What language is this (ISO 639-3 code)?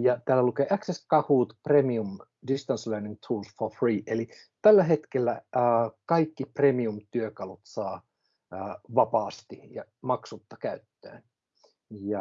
fin